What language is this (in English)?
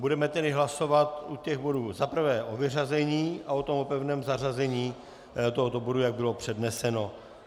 Czech